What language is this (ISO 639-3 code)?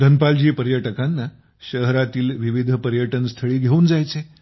mar